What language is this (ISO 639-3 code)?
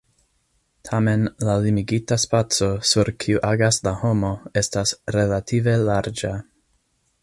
epo